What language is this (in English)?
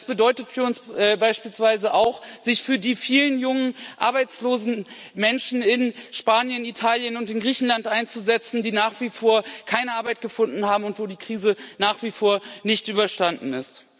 German